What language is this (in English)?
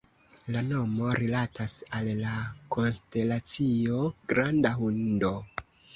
Esperanto